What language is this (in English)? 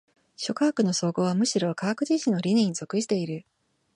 Japanese